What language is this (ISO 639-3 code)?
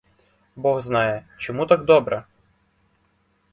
ukr